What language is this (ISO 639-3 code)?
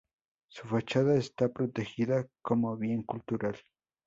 spa